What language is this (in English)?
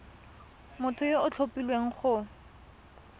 Tswana